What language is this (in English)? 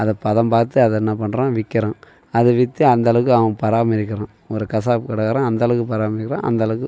Tamil